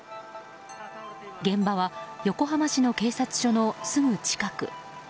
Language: Japanese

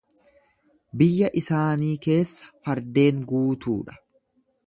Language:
Oromo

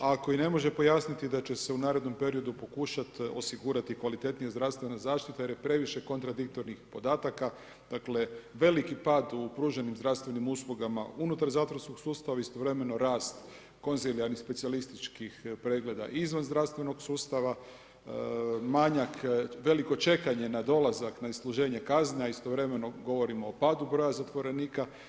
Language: Croatian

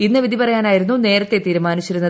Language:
Malayalam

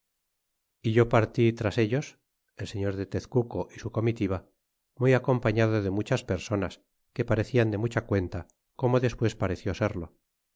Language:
Spanish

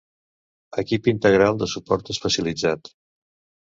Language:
Catalan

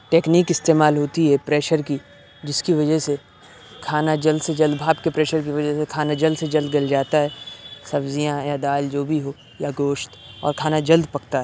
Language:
Urdu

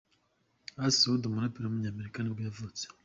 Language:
Kinyarwanda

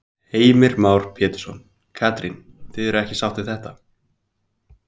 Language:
Icelandic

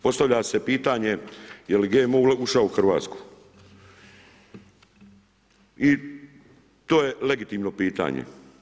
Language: Croatian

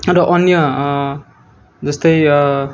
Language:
Nepali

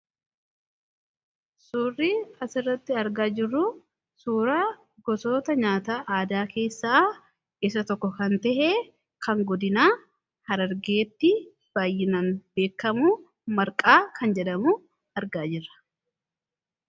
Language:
Oromo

